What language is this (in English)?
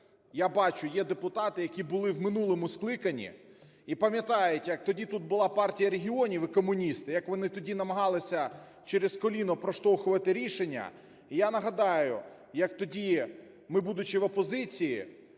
Ukrainian